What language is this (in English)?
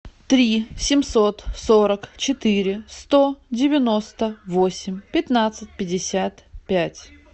Russian